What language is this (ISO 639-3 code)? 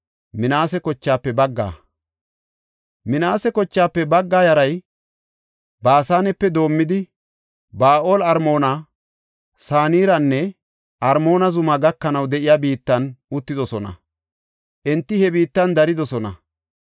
gof